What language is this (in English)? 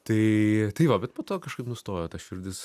Lithuanian